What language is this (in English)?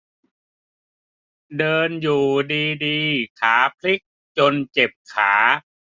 Thai